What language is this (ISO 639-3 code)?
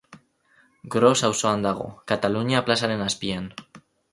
eus